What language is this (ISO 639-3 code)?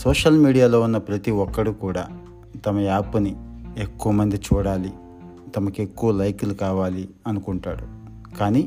tel